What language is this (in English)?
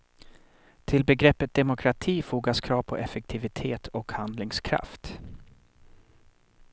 Swedish